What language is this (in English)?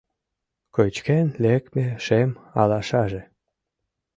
Mari